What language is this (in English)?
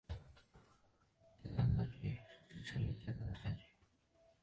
Chinese